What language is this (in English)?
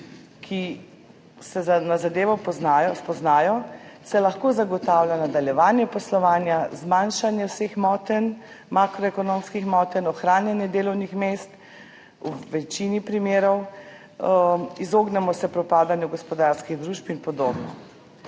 Slovenian